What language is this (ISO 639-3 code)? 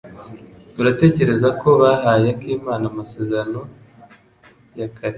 kin